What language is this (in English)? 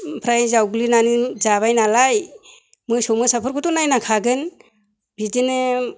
Bodo